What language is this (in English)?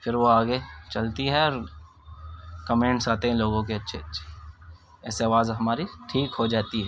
Urdu